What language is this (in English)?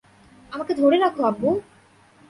Bangla